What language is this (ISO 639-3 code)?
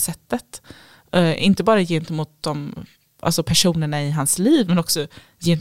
swe